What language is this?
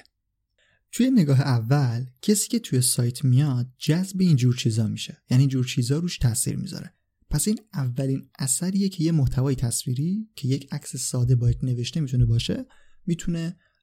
Persian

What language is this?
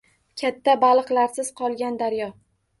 Uzbek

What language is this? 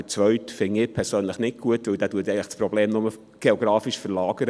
Swiss German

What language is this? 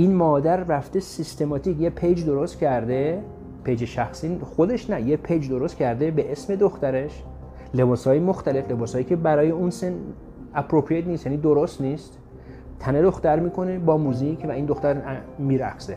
Persian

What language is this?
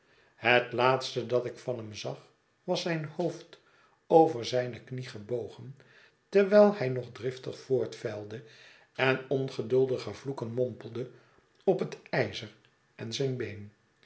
Dutch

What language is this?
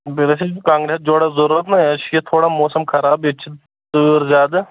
Kashmiri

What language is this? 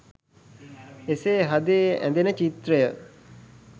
Sinhala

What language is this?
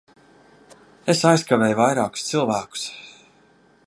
Latvian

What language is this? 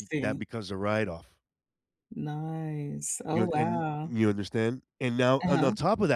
English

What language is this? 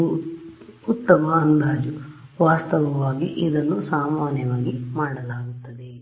Kannada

